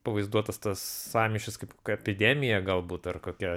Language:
Lithuanian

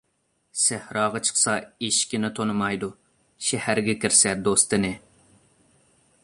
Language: Uyghur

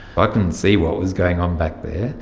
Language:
English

